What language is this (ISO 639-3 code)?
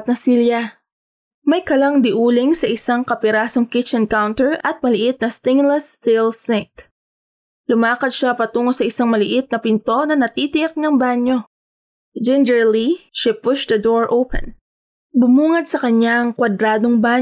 fil